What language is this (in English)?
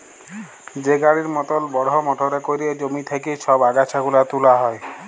Bangla